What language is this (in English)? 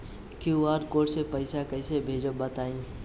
Bhojpuri